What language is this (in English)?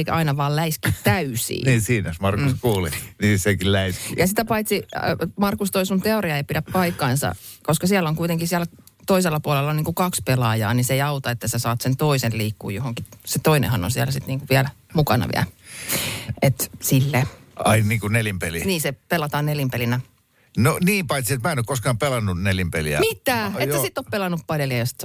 Finnish